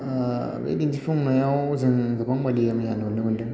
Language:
Bodo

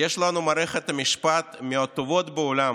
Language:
Hebrew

